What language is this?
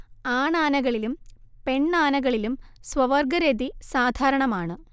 Malayalam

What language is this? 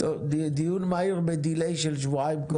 Hebrew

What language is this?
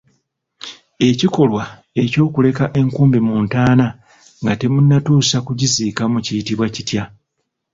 Ganda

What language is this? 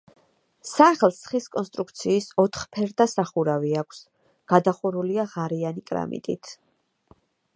Georgian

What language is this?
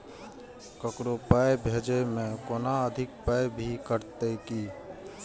Maithili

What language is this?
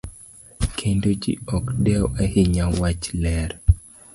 Luo (Kenya and Tanzania)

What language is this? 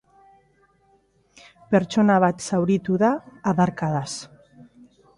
Basque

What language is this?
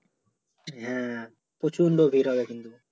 Bangla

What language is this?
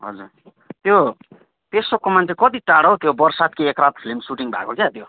Nepali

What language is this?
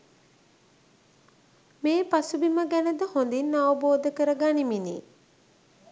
Sinhala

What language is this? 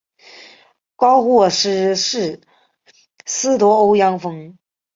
Chinese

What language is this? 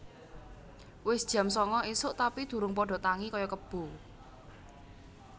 Javanese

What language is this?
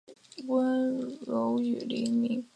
Chinese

